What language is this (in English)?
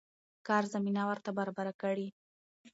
Pashto